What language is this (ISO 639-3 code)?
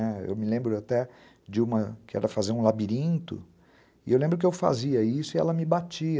por